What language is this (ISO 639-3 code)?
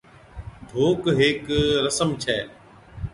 odk